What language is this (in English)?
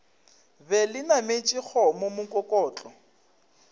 Northern Sotho